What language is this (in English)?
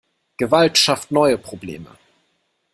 German